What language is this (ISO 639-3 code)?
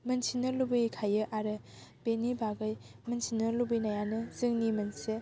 brx